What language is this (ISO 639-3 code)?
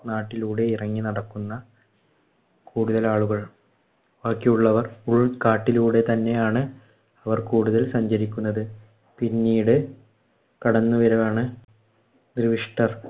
mal